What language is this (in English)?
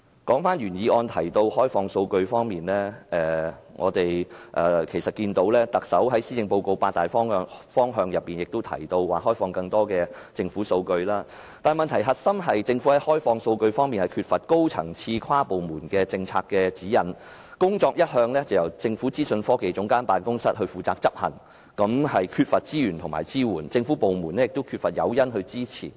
Cantonese